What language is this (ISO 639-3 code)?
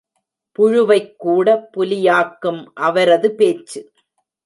tam